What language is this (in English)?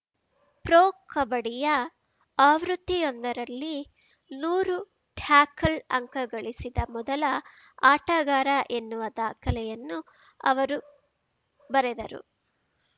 Kannada